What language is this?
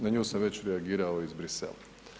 Croatian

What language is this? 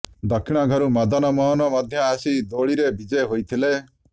Odia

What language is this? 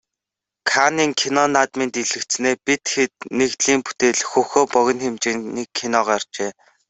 Mongolian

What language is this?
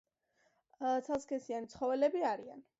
Georgian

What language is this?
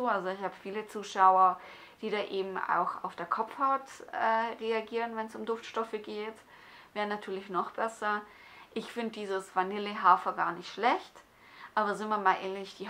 German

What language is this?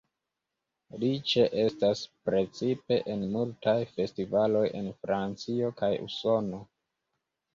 Esperanto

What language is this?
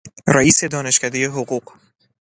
Persian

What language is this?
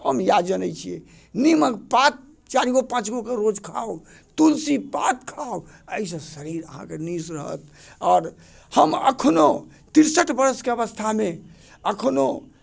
Maithili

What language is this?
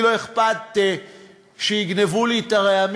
Hebrew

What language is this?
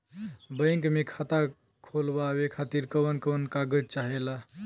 Bhojpuri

